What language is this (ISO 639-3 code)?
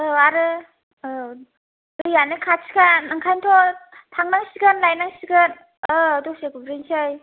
brx